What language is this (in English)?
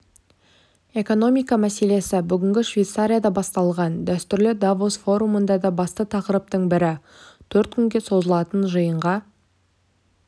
Kazakh